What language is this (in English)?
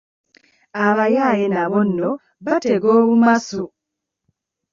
Ganda